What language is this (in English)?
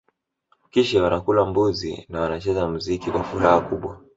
Swahili